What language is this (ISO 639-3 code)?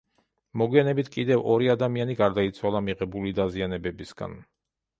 kat